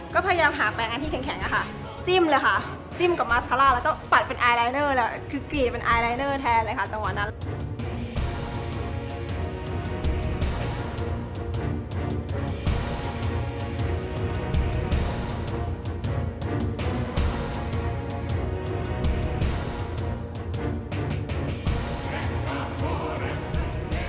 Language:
Thai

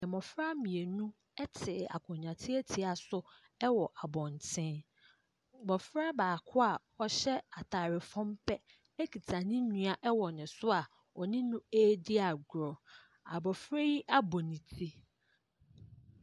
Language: Akan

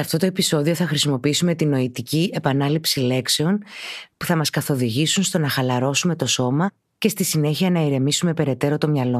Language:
Greek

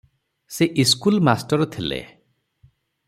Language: Odia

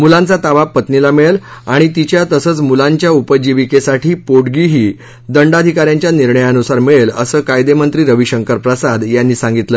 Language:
Marathi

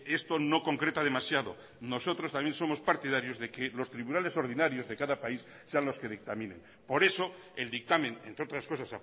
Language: Spanish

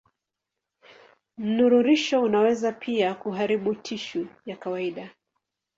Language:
Swahili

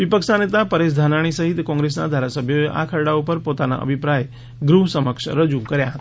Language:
Gujarati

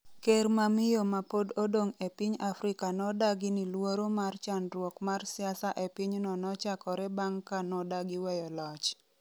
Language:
Luo (Kenya and Tanzania)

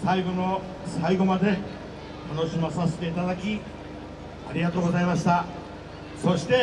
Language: Japanese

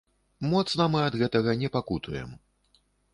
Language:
Belarusian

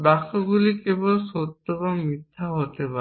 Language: Bangla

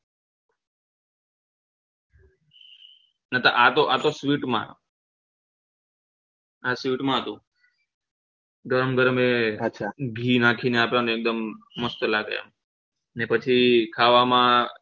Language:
Gujarati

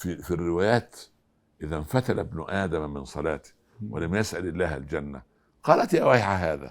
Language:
Arabic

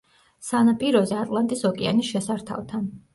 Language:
Georgian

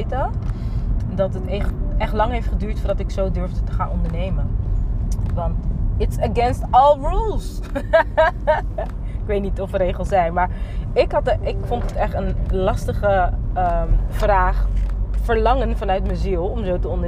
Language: Dutch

